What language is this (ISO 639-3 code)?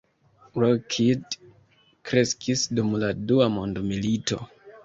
epo